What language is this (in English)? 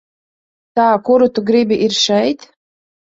Latvian